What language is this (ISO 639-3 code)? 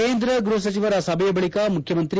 kan